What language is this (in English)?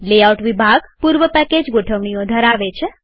Gujarati